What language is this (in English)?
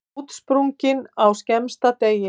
Icelandic